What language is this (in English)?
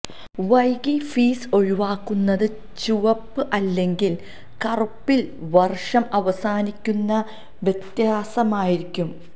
Malayalam